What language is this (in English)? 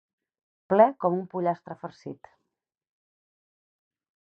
Catalan